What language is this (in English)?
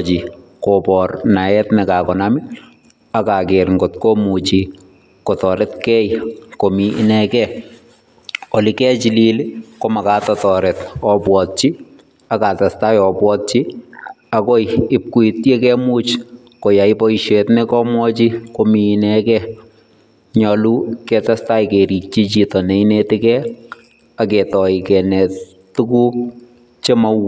Kalenjin